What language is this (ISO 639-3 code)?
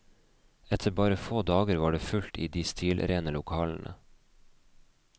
nor